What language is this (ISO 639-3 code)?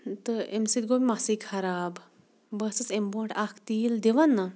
kas